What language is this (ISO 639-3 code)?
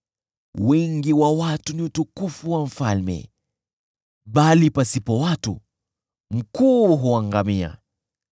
swa